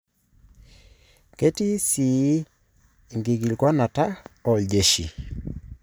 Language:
Masai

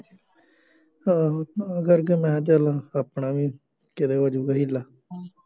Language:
Punjabi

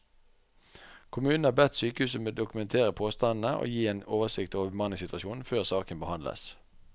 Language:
Norwegian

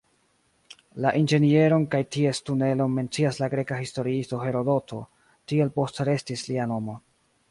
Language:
Esperanto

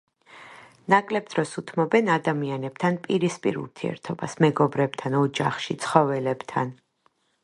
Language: Georgian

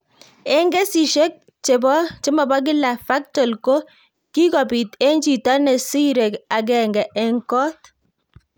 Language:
Kalenjin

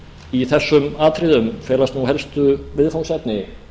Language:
Icelandic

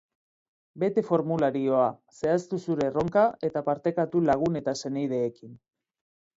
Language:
Basque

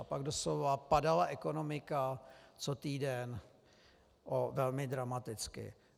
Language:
Czech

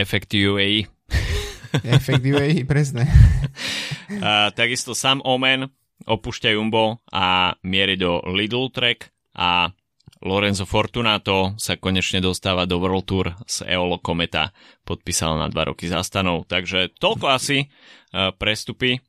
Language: Slovak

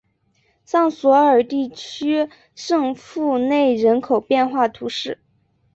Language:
Chinese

